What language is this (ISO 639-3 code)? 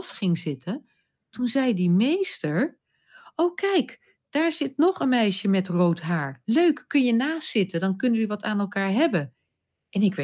nld